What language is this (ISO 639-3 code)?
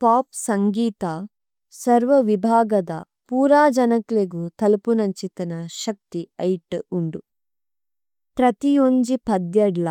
tcy